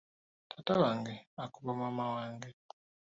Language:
Ganda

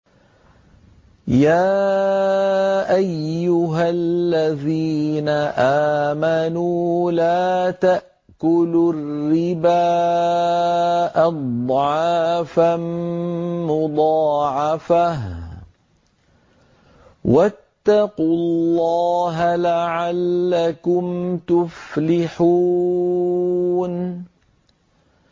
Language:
Arabic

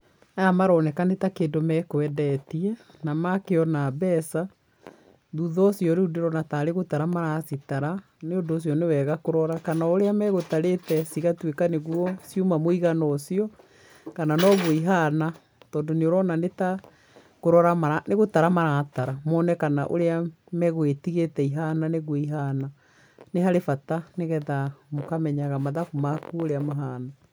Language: Kikuyu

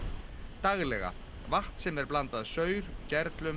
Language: Icelandic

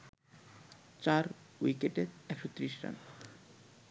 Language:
Bangla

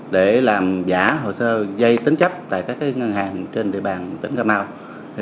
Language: Vietnamese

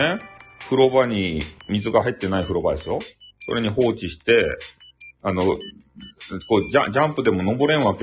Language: Japanese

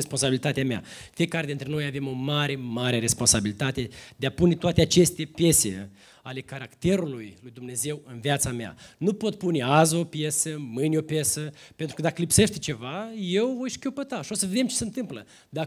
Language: Romanian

